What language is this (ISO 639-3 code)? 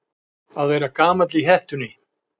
isl